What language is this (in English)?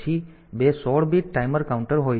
Gujarati